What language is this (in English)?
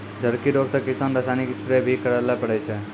Maithili